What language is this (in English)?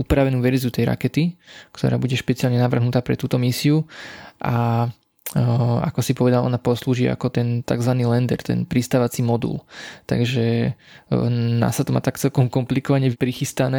Slovak